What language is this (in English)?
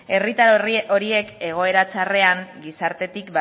Basque